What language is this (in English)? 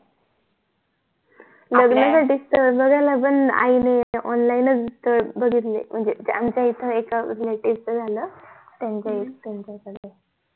Marathi